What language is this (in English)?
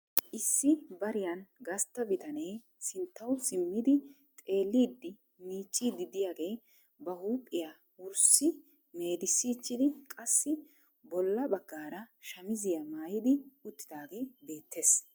Wolaytta